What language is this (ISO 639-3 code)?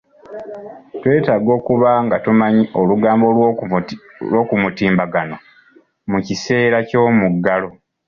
lug